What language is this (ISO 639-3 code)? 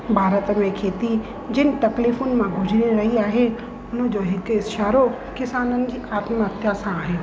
snd